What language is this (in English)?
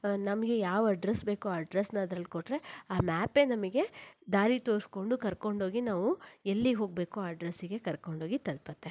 Kannada